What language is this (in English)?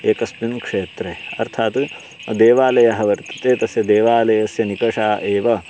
Sanskrit